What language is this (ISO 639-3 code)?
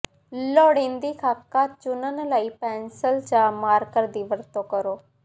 pan